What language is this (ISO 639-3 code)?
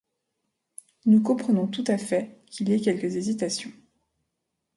fra